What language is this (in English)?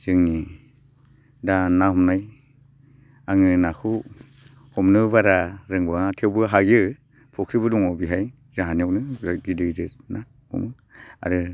Bodo